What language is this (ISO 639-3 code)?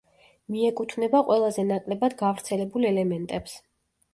kat